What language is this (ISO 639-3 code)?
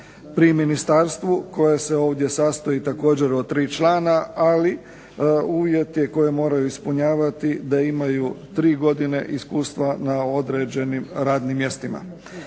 hrv